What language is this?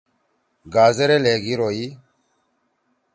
Torwali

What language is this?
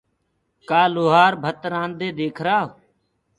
Gurgula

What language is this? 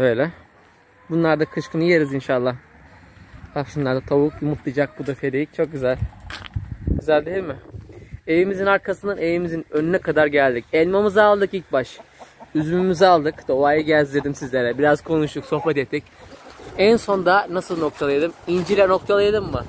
Turkish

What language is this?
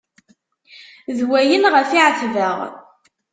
Kabyle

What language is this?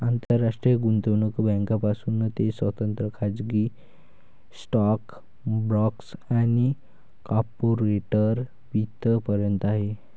Marathi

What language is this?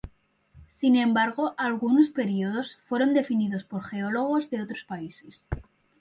Spanish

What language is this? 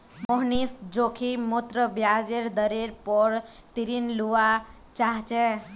Magahi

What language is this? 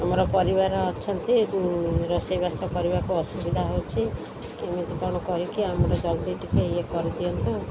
Odia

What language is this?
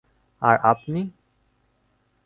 Bangla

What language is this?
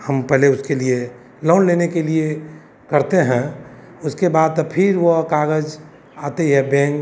Hindi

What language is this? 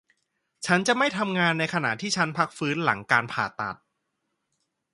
Thai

